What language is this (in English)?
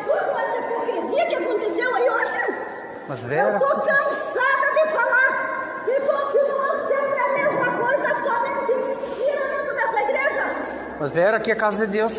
Portuguese